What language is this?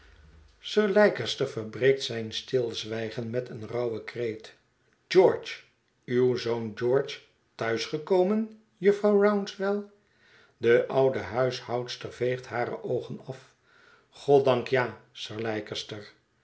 Dutch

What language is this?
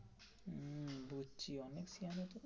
Bangla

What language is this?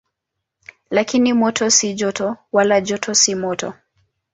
Swahili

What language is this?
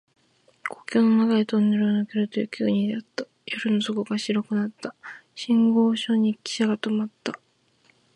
Japanese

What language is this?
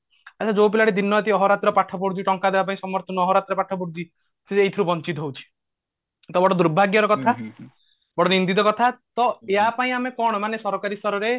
Odia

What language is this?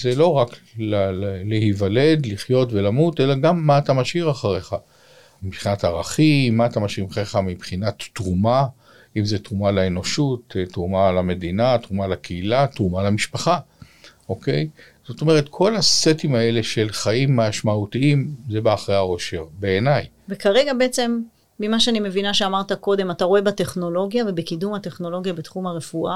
Hebrew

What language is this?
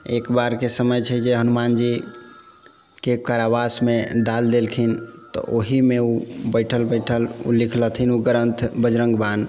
Maithili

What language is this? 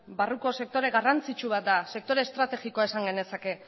Basque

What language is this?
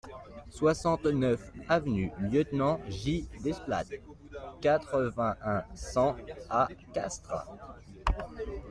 French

